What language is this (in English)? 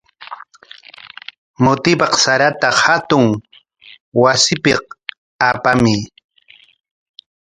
Corongo Ancash Quechua